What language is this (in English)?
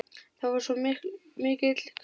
Icelandic